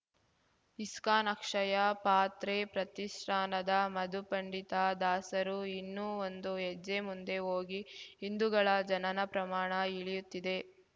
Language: Kannada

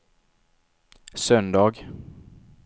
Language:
Swedish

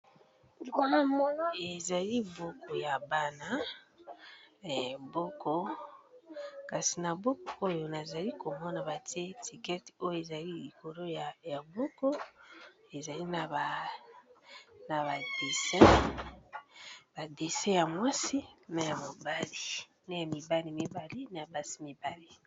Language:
Lingala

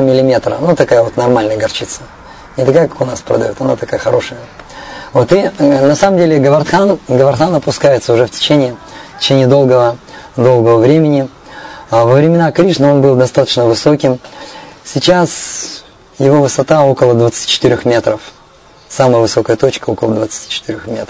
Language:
Russian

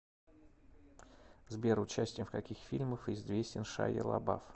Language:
Russian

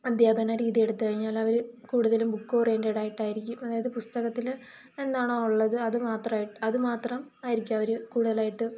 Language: Malayalam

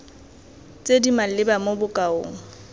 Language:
Tswana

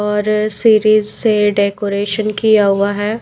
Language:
Hindi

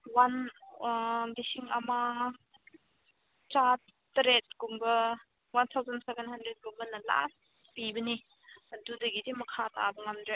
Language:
Manipuri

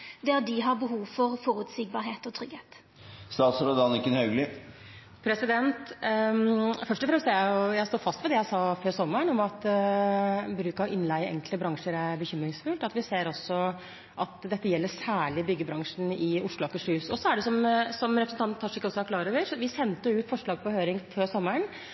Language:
Norwegian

